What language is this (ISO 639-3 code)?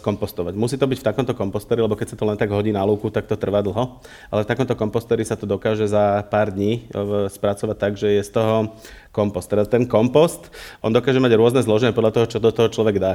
slk